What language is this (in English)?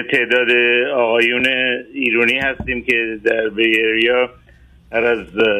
Persian